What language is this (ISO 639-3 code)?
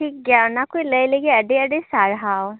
sat